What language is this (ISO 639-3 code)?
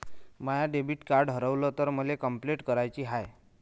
mar